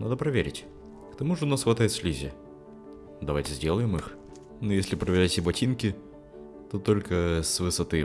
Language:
Russian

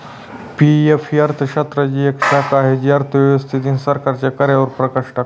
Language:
Marathi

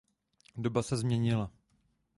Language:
Czech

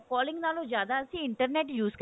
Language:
Punjabi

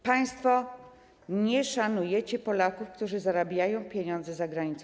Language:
Polish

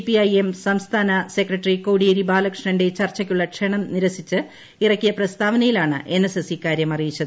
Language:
Malayalam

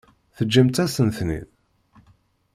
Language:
Kabyle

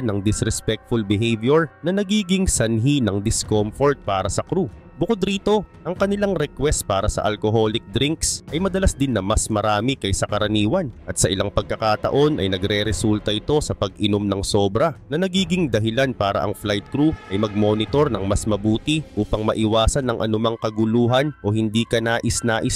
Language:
Filipino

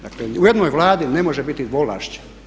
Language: Croatian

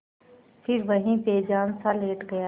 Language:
Hindi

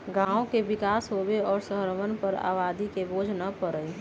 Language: Magahi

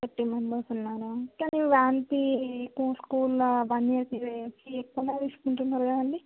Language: Telugu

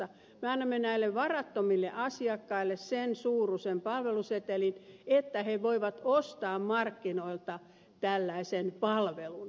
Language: Finnish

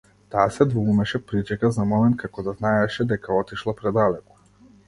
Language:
Macedonian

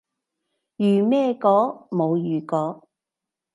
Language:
Cantonese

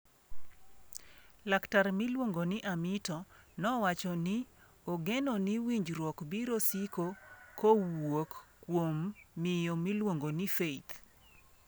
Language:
Luo (Kenya and Tanzania)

